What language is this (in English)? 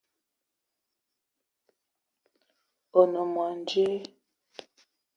Eton (Cameroon)